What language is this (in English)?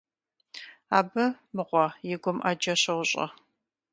Kabardian